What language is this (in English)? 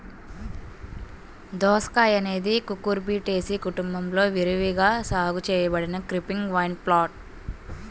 Telugu